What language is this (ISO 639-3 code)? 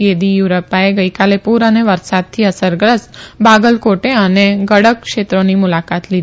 guj